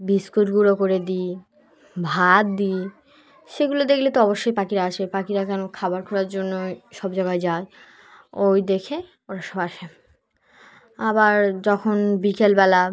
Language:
Bangla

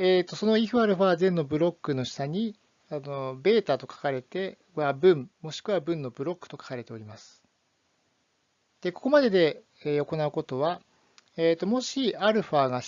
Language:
Japanese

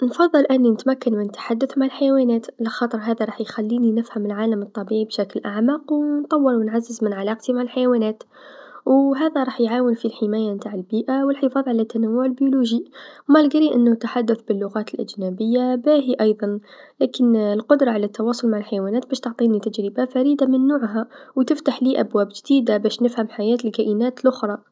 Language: Tunisian Arabic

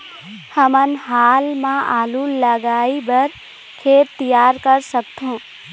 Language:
Chhattisgarhi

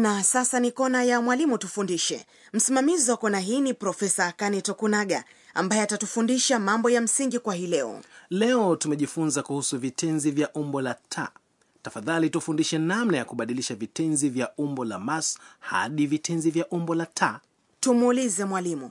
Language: Swahili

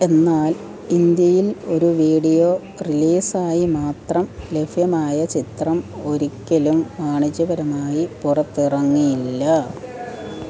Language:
Malayalam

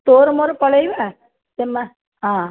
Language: Odia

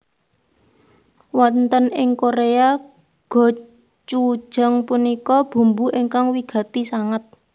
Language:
Javanese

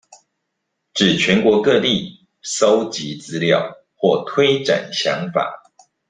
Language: Chinese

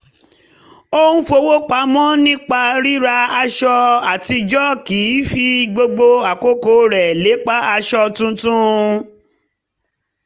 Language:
Yoruba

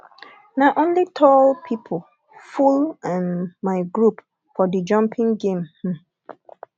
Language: Nigerian Pidgin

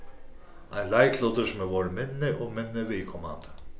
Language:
Faroese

